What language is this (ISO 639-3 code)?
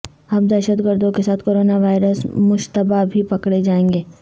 urd